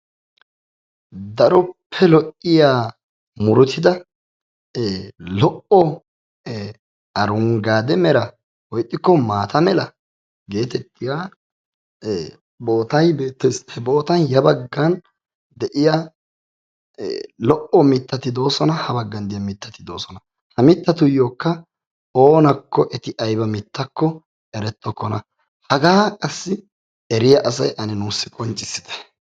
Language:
Wolaytta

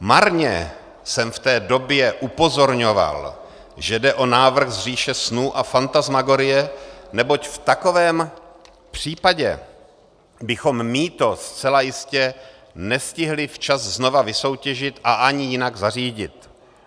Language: Czech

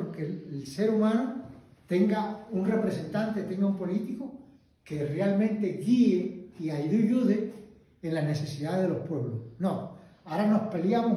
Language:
Spanish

